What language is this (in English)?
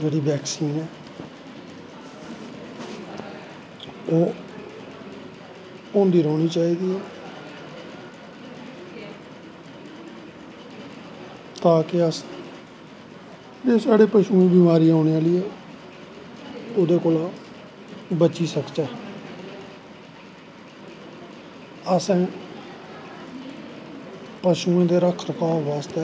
Dogri